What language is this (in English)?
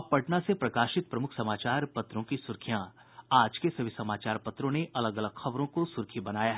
Hindi